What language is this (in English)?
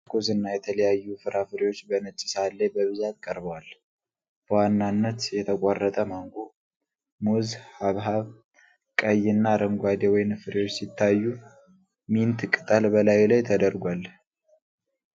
Amharic